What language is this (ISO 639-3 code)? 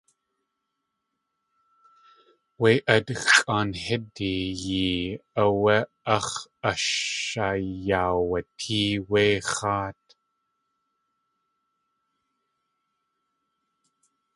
tli